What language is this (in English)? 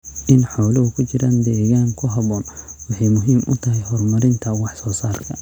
Somali